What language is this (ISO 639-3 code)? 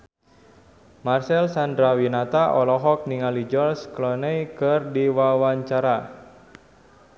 sun